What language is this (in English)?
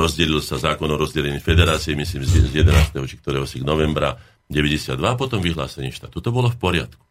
Slovak